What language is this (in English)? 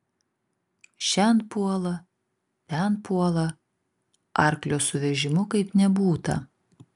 Lithuanian